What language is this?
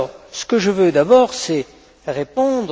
French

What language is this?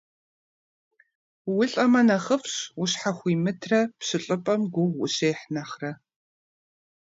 Kabardian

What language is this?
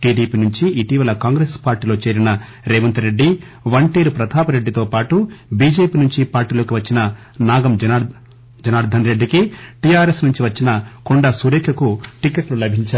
Telugu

